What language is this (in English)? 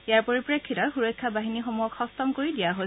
Assamese